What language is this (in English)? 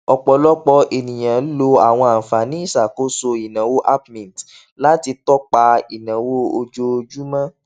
Yoruba